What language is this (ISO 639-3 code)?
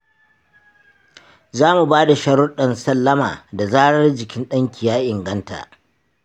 hau